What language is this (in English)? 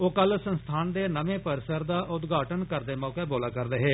Dogri